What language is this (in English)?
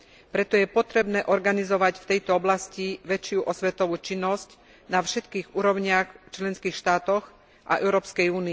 Slovak